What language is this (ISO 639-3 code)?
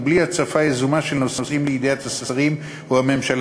heb